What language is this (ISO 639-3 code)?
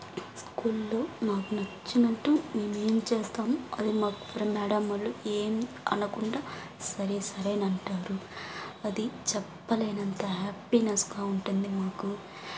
tel